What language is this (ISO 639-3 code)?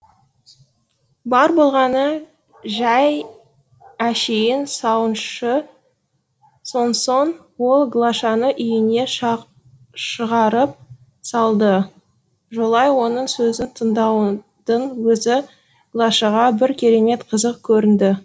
kaz